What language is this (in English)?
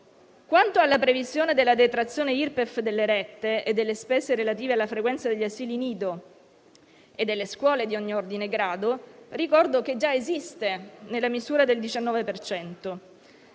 Italian